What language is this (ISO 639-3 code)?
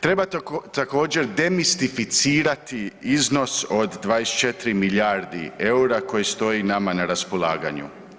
hrv